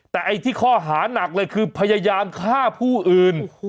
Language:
Thai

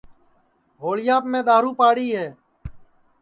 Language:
Sansi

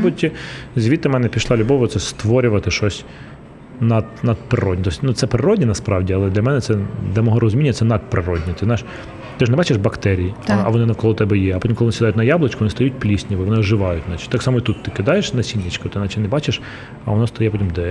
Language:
Ukrainian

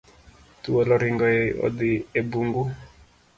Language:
Luo (Kenya and Tanzania)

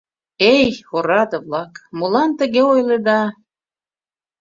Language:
Mari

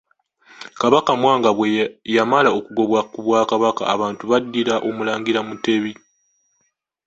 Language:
Ganda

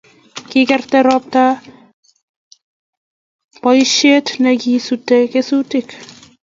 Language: Kalenjin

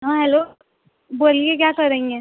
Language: Urdu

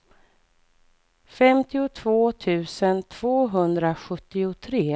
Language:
Swedish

